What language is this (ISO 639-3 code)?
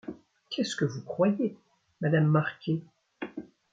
fra